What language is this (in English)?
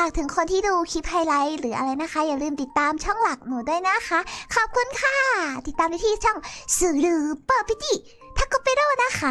Thai